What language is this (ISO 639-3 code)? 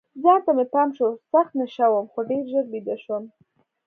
pus